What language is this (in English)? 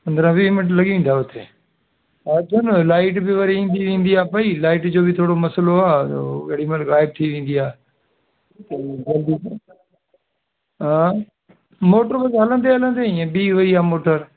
Sindhi